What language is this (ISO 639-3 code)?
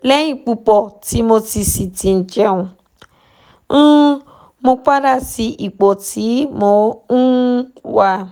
yor